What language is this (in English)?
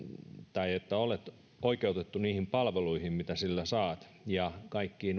Finnish